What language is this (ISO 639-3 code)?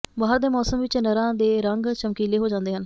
pan